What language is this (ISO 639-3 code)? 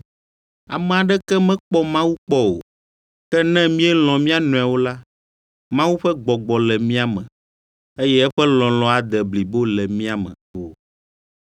ewe